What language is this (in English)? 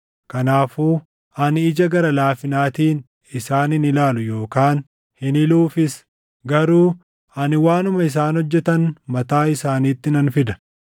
Oromo